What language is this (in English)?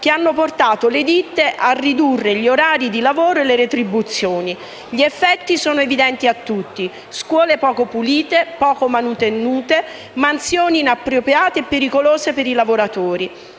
Italian